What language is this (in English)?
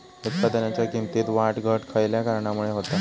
Marathi